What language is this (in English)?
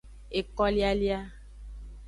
Aja (Benin)